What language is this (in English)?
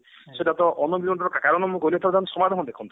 Odia